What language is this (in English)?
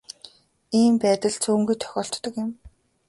Mongolian